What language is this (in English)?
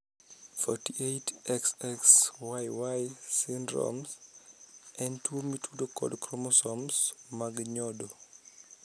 Luo (Kenya and Tanzania)